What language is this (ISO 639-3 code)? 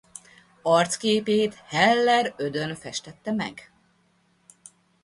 hun